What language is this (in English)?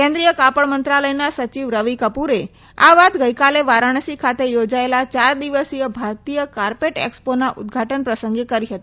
Gujarati